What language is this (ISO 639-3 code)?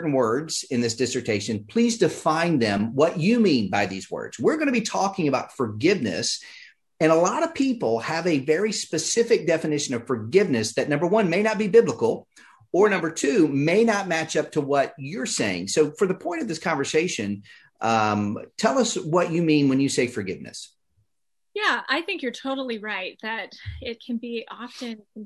eng